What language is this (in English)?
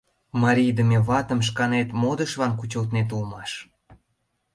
Mari